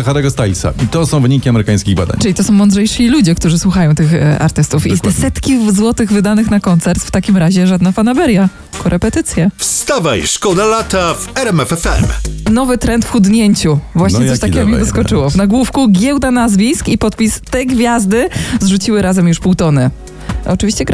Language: Polish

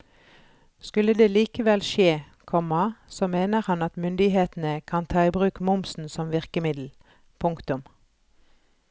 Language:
Norwegian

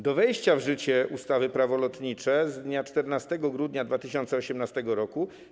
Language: Polish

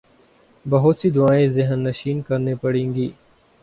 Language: Urdu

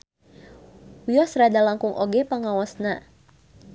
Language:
Sundanese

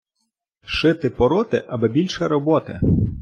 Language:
Ukrainian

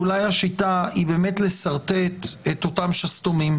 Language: Hebrew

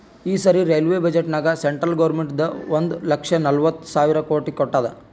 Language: Kannada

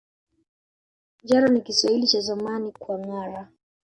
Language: Swahili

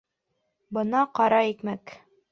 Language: Bashkir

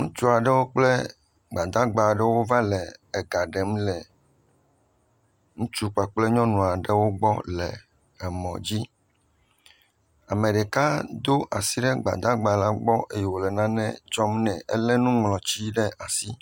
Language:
Ewe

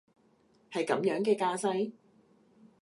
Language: Cantonese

